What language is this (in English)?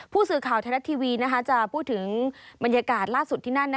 Thai